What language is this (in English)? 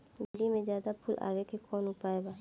Bhojpuri